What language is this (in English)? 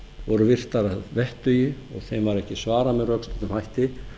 Icelandic